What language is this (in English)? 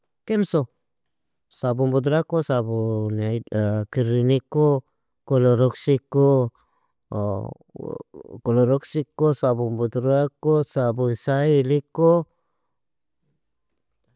Nobiin